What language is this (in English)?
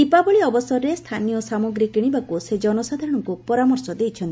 Odia